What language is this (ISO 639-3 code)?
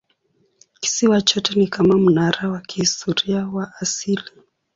swa